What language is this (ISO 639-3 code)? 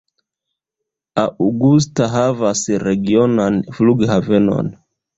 epo